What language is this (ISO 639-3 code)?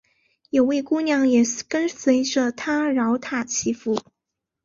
zho